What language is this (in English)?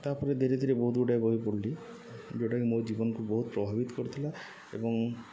Odia